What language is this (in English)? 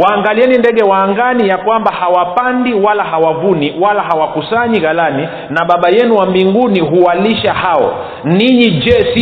Swahili